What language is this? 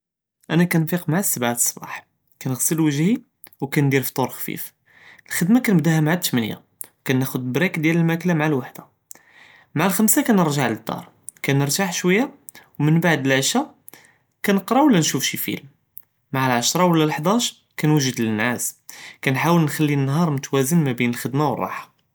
Judeo-Arabic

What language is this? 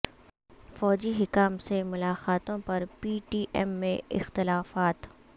Urdu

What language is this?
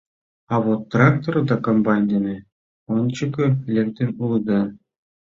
Mari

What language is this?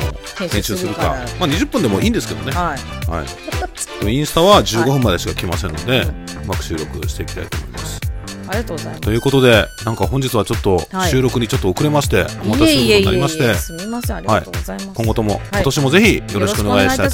Japanese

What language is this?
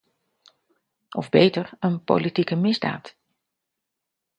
Dutch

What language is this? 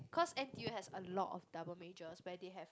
English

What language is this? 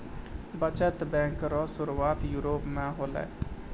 Maithili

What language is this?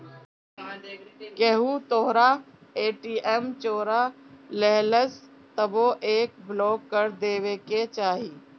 Bhojpuri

